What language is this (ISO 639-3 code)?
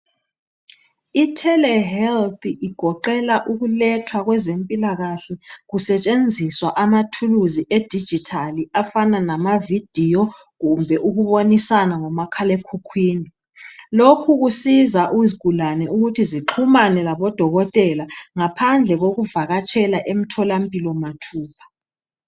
nde